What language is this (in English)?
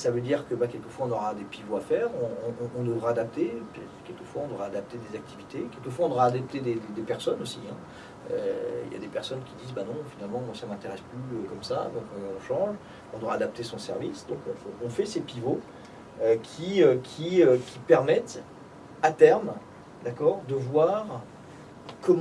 French